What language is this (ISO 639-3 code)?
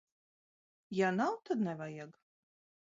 lav